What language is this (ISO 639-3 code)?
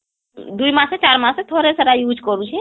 ori